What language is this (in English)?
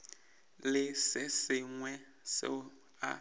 Northern Sotho